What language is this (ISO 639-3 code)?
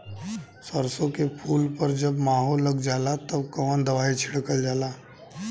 bho